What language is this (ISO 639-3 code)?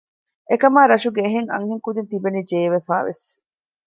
div